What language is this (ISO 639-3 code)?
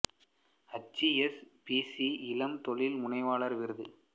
tam